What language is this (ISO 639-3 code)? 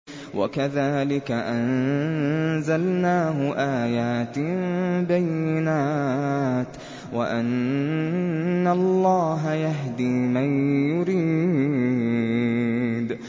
ara